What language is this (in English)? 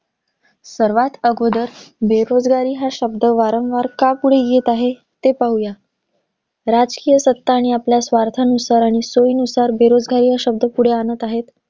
Marathi